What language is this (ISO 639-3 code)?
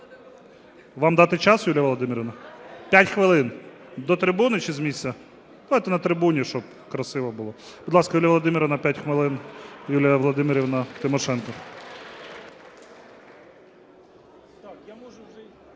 ukr